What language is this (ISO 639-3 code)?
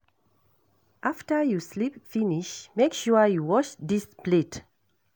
pcm